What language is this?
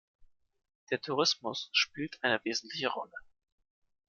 German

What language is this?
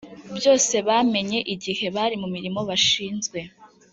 Kinyarwanda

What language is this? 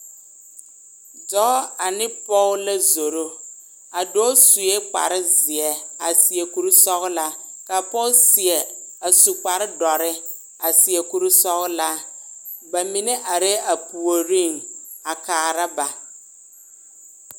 Southern Dagaare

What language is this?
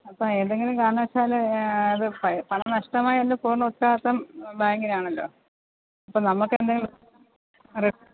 Malayalam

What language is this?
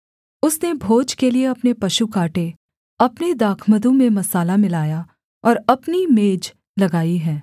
Hindi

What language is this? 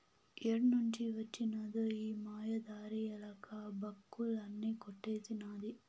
Telugu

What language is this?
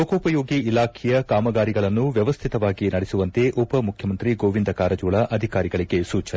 Kannada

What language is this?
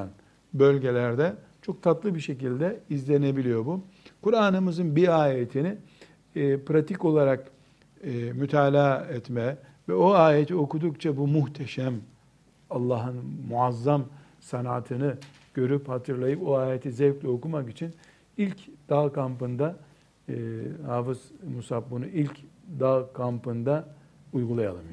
Turkish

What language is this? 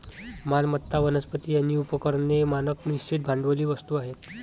Marathi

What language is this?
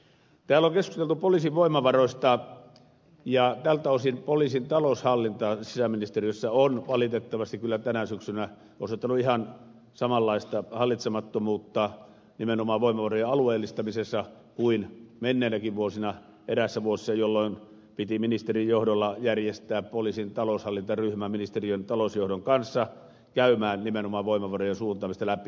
Finnish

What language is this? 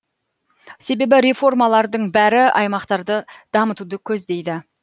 Kazakh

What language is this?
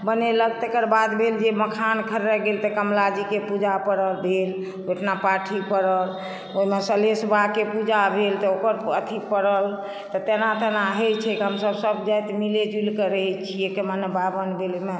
Maithili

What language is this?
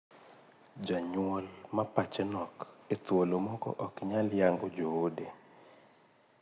Luo (Kenya and Tanzania)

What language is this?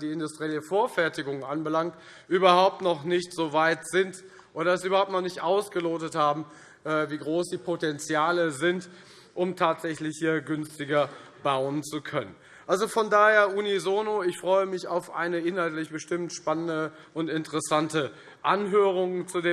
German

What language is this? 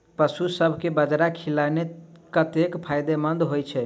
Maithili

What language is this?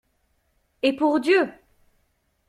French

